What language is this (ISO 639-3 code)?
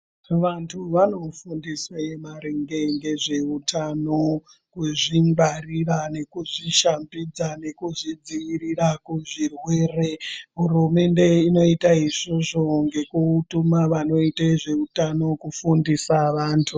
ndc